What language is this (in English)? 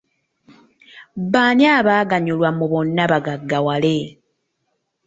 Ganda